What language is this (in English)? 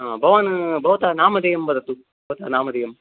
Sanskrit